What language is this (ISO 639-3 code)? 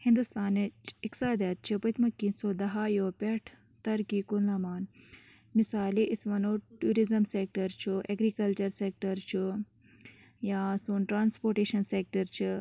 kas